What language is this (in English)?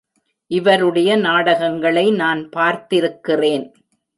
Tamil